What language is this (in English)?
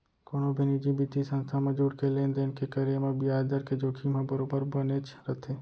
Chhattisgarhi